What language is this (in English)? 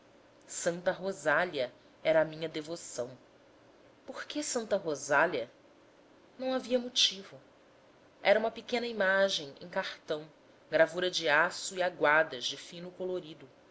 Portuguese